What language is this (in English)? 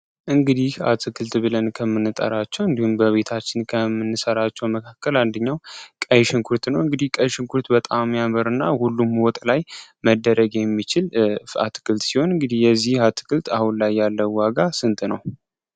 Amharic